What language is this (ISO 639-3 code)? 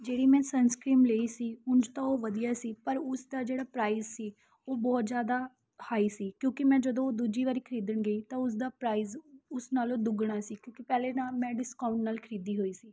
pan